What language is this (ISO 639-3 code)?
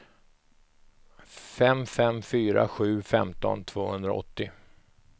swe